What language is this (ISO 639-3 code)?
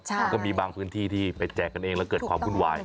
tha